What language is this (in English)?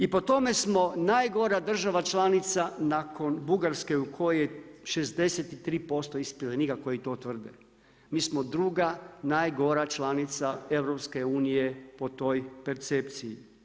Croatian